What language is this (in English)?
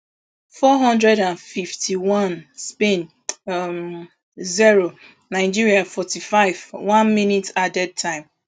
Nigerian Pidgin